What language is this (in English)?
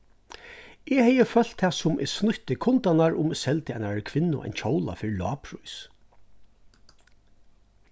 Faroese